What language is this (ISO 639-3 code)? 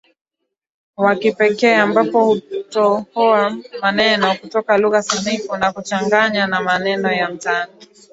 swa